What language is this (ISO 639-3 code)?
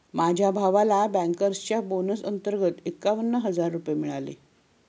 mar